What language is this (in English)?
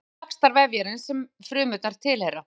Icelandic